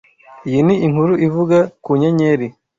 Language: Kinyarwanda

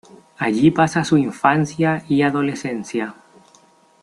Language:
Spanish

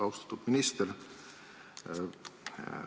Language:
Estonian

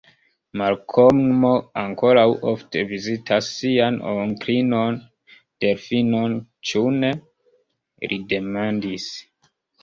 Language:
Esperanto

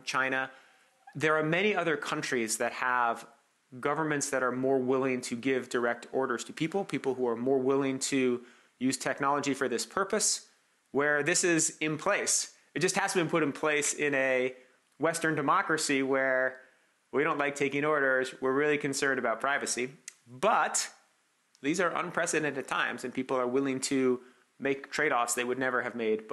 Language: English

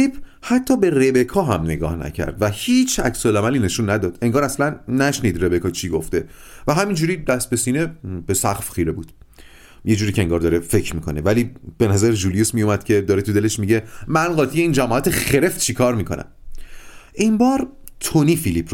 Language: Persian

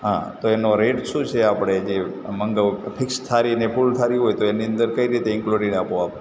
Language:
Gujarati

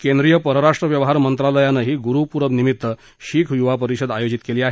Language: Marathi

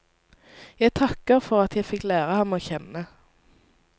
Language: Norwegian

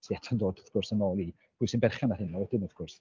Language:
Welsh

